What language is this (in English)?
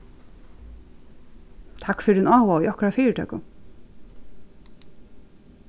Faroese